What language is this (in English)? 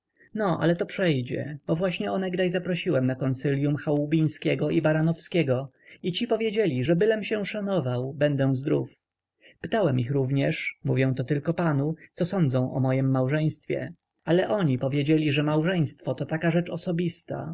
Polish